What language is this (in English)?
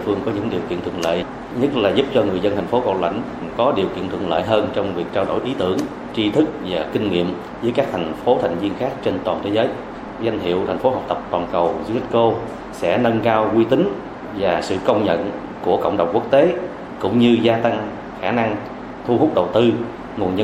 Vietnamese